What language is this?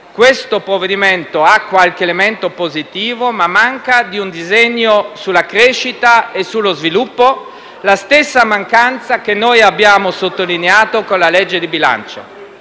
Italian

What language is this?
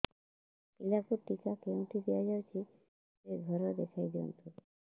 Odia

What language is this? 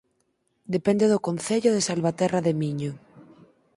Galician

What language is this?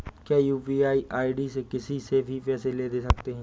Hindi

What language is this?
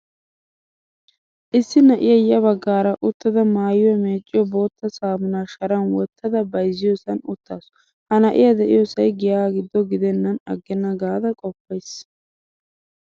Wolaytta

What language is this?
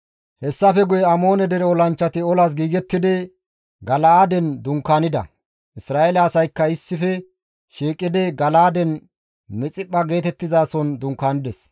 Gamo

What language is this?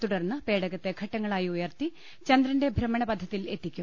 Malayalam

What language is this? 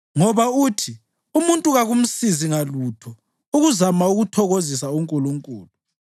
North Ndebele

